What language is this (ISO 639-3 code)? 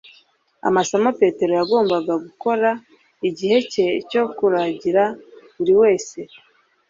kin